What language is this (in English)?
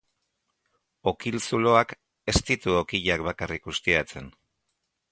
Basque